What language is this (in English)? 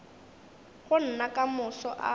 Northern Sotho